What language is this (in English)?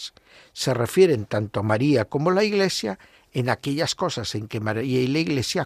Spanish